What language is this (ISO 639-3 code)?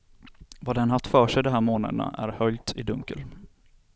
swe